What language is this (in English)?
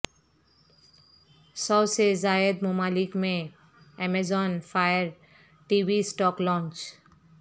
Urdu